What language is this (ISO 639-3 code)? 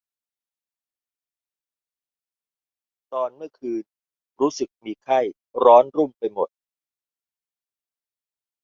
tha